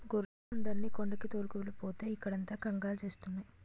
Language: Telugu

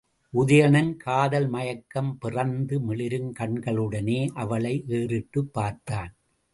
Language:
Tamil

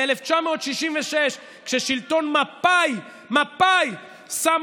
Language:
Hebrew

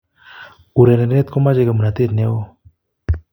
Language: Kalenjin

